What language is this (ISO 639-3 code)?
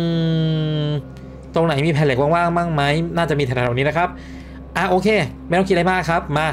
tha